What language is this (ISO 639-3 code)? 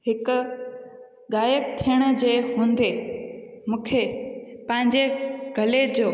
snd